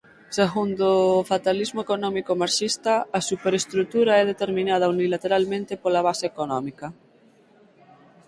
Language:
Galician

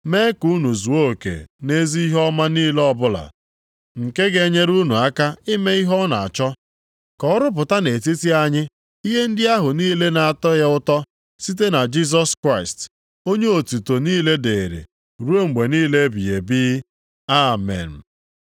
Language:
Igbo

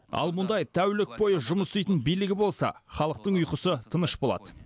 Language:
Kazakh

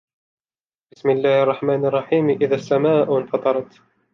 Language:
Arabic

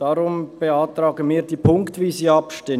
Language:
Swiss German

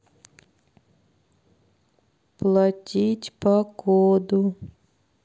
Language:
Russian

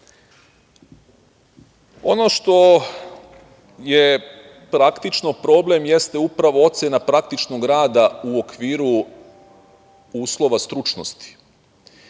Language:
Serbian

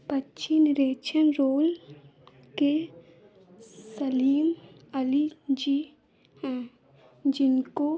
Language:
Hindi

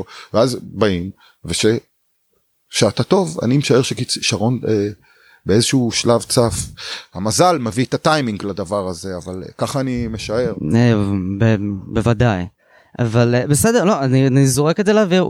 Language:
Hebrew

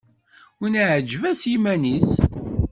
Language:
Kabyle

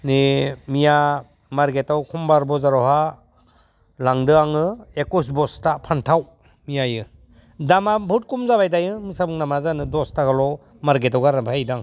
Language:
Bodo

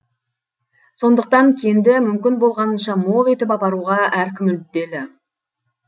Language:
Kazakh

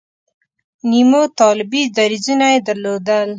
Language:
Pashto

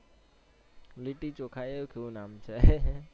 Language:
Gujarati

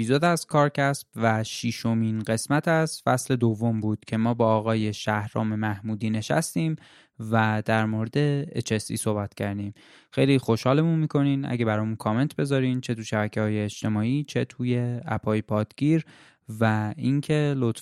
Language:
Persian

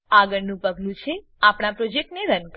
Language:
Gujarati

